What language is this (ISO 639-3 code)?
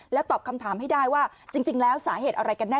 tha